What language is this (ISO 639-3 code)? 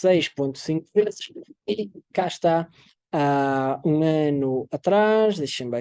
por